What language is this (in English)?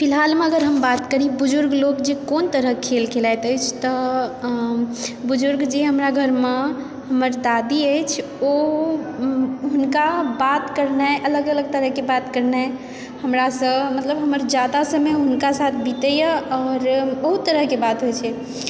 Maithili